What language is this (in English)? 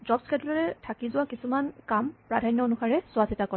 Assamese